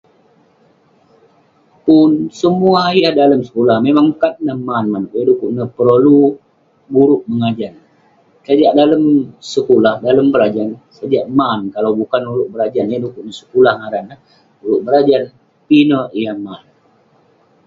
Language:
Western Penan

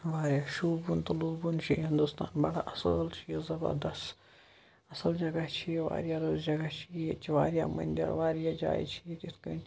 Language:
Kashmiri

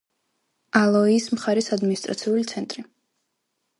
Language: Georgian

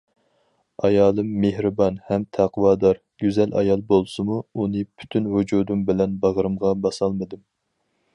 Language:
Uyghur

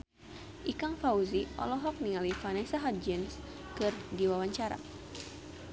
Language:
Sundanese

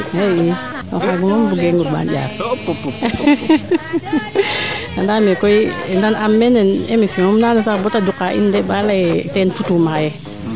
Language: Serer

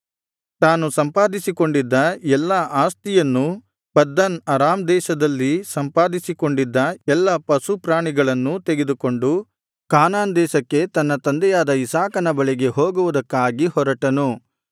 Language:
Kannada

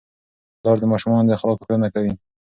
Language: Pashto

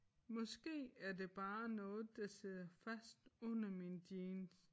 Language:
Danish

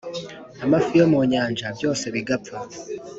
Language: Kinyarwanda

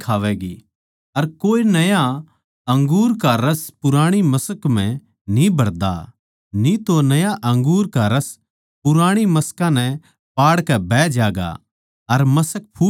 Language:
Haryanvi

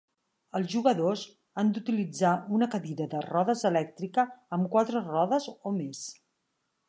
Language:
Catalan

